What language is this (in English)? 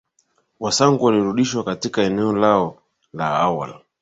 Swahili